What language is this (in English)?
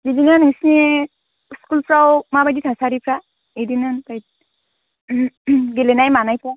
Bodo